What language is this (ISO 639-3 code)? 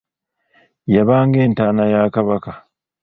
lug